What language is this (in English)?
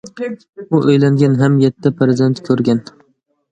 Uyghur